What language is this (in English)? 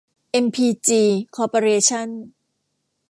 Thai